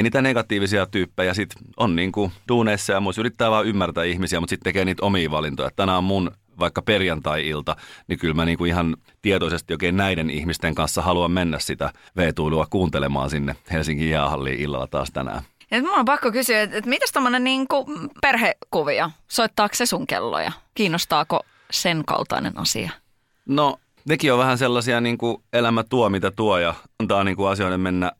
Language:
Finnish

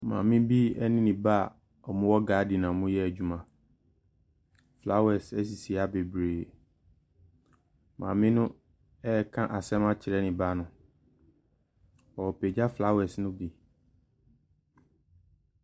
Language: Akan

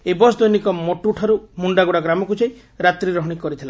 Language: Odia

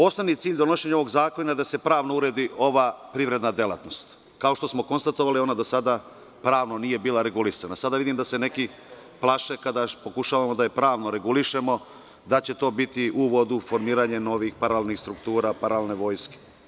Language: Serbian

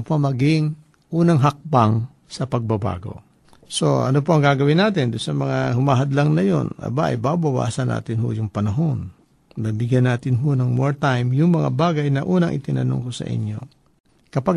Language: Filipino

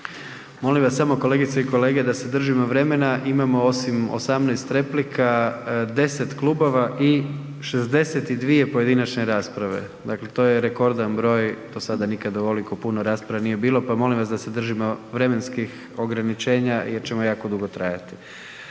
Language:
Croatian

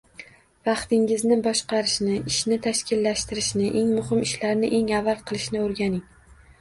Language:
Uzbek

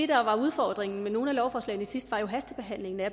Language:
Danish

